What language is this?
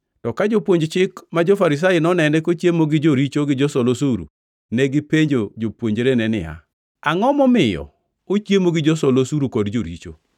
Luo (Kenya and Tanzania)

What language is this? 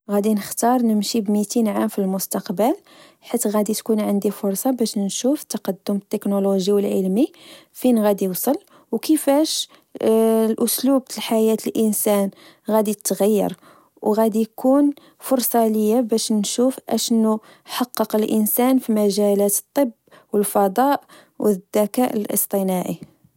Moroccan Arabic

